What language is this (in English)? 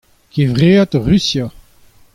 Breton